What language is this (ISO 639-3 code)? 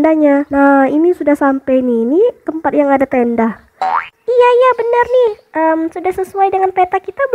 ind